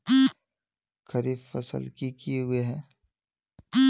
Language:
Magahi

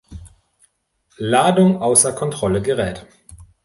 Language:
German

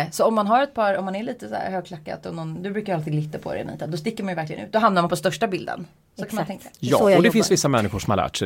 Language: Swedish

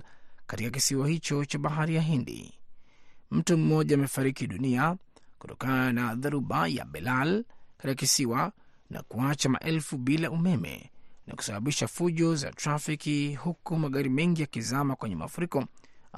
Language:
Swahili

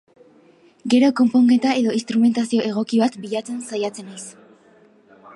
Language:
Basque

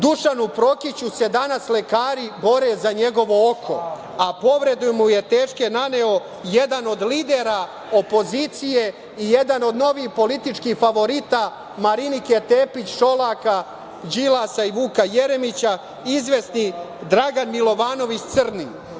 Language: Serbian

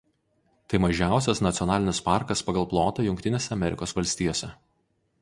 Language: Lithuanian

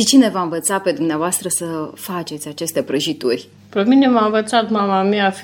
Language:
Romanian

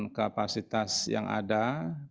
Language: Indonesian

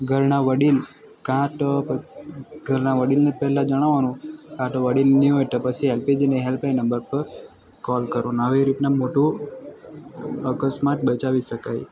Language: Gujarati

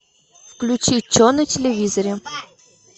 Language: Russian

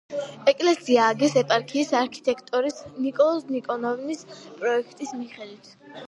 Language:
Georgian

